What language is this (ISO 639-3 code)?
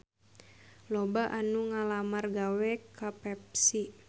sun